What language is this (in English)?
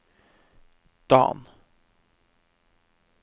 Norwegian